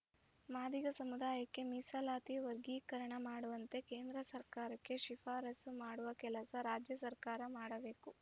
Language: Kannada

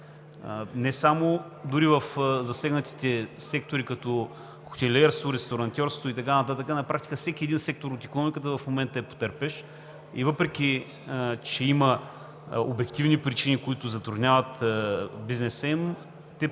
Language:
Bulgarian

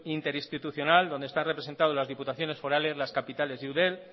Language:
Spanish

